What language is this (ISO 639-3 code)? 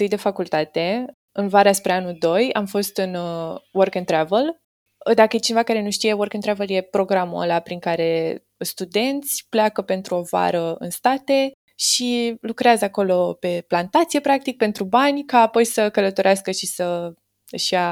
ron